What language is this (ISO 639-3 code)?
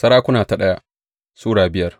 hau